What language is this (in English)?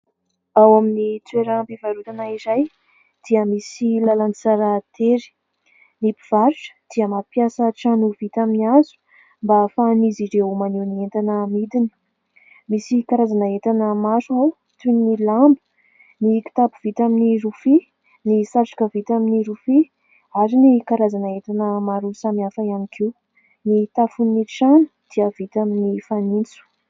Malagasy